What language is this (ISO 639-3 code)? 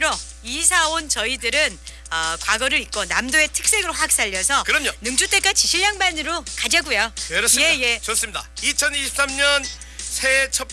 kor